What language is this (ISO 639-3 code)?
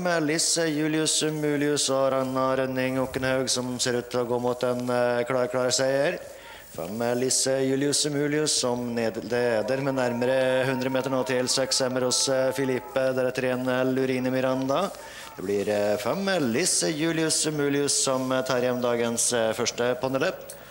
nor